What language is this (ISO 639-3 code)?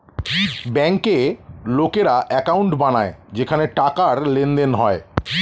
ben